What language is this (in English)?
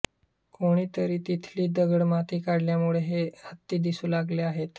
Marathi